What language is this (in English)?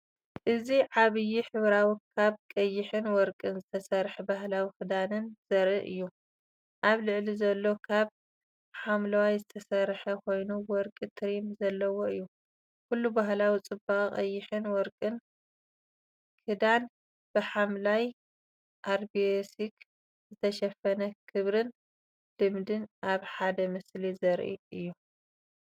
Tigrinya